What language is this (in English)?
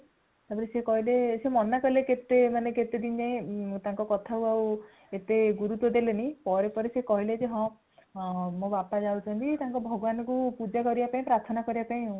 Odia